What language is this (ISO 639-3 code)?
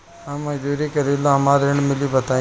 bho